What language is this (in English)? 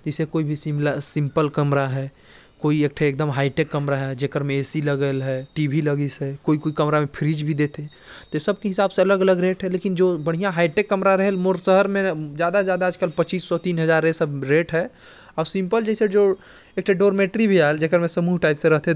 Korwa